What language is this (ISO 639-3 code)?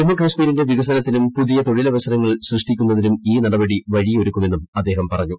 mal